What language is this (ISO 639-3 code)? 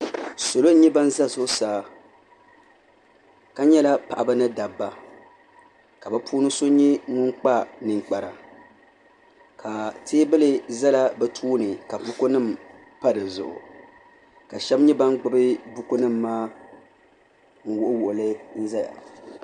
dag